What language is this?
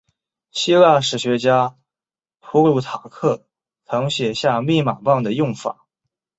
Chinese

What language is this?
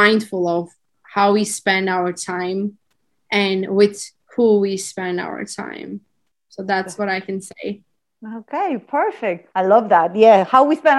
English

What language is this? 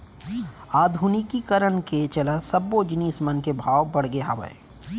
Chhattisgarhi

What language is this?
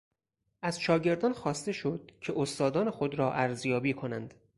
Persian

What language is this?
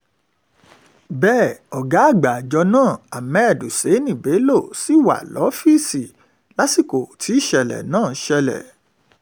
Yoruba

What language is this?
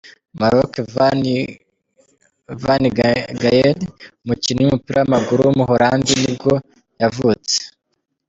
Kinyarwanda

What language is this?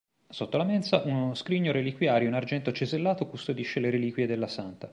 Italian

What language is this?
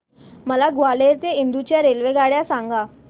Marathi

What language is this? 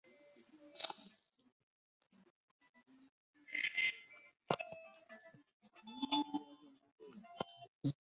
Ganda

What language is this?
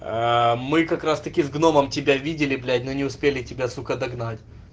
Russian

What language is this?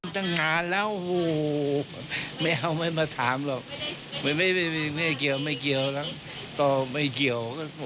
Thai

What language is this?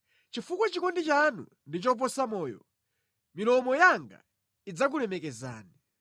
Nyanja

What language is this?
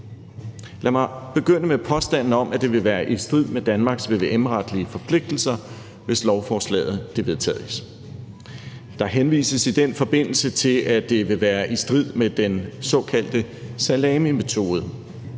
Danish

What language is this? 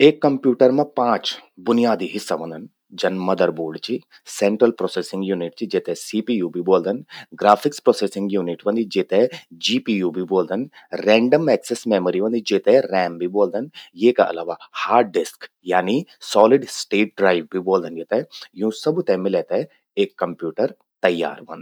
Garhwali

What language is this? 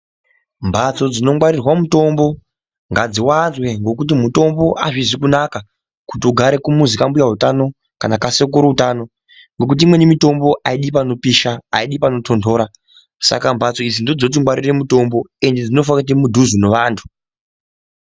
Ndau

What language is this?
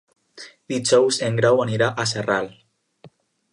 Catalan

